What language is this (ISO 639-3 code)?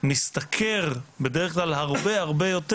heb